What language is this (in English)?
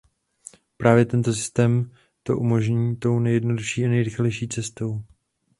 Czech